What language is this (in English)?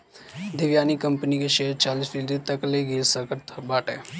Bhojpuri